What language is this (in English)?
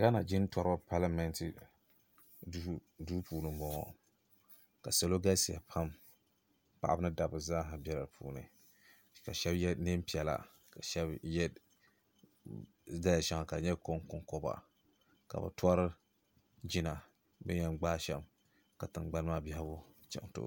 Dagbani